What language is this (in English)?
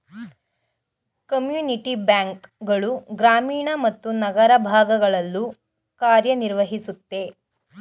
Kannada